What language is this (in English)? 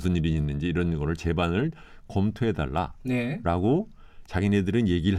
Korean